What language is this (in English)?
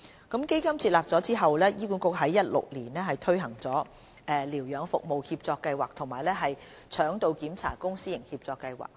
Cantonese